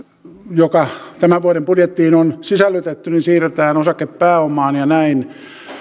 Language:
Finnish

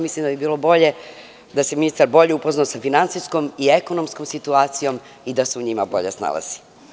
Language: Serbian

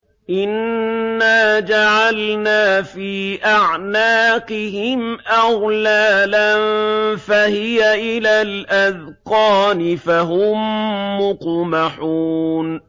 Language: Arabic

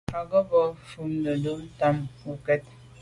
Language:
Medumba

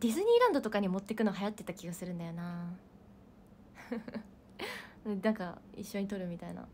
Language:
Japanese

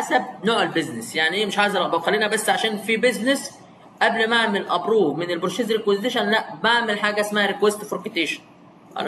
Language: Arabic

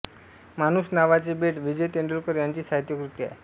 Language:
Marathi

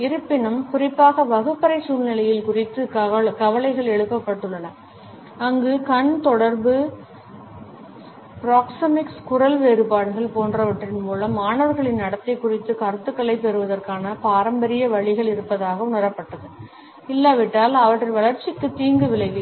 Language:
Tamil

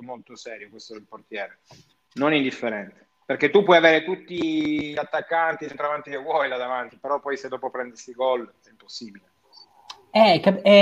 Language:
Italian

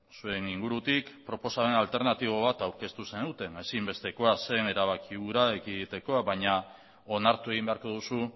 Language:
Basque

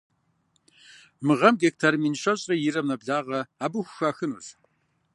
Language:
Kabardian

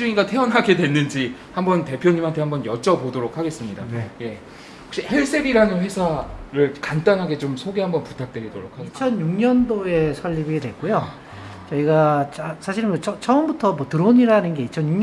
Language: Korean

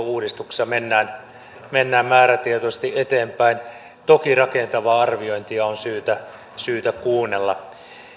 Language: Finnish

